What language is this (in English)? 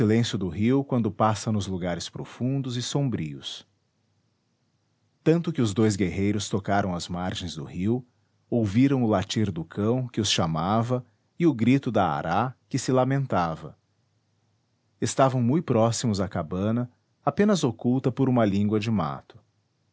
Portuguese